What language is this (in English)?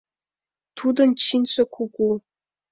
Mari